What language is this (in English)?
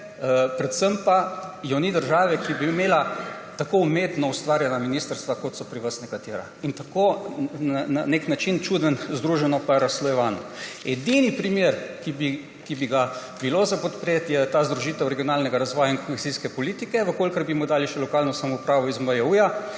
Slovenian